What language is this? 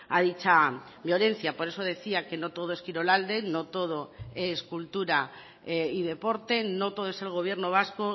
Spanish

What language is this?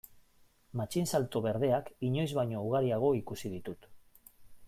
Basque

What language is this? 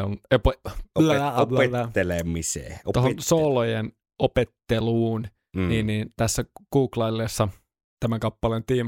Finnish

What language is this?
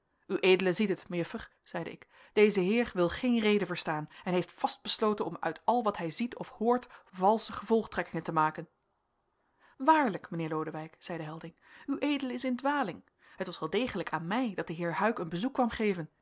Dutch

